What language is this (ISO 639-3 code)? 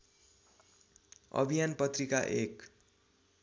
nep